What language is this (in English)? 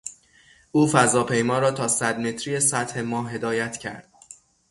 Persian